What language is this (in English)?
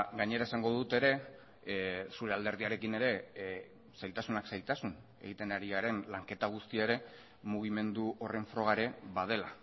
Basque